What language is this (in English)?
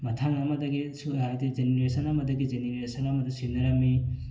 Manipuri